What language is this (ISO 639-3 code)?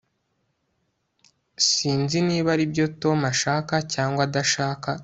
kin